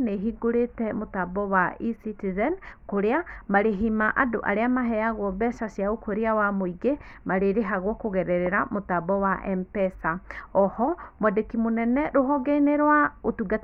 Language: Kikuyu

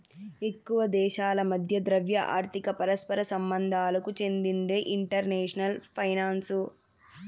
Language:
Telugu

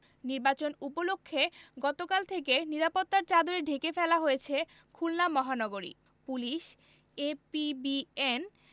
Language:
Bangla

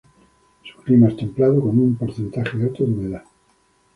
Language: Spanish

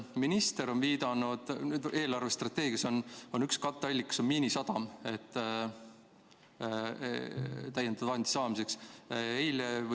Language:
Estonian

